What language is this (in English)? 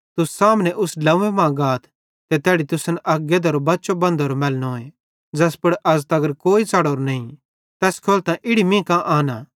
Bhadrawahi